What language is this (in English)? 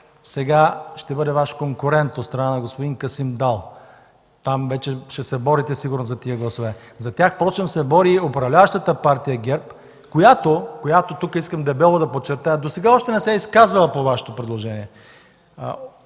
Bulgarian